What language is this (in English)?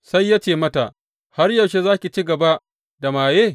Hausa